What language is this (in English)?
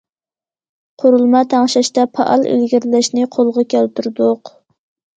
Uyghur